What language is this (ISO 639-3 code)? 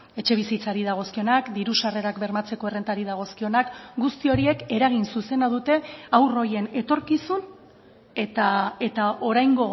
eus